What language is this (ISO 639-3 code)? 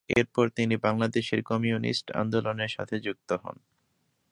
ben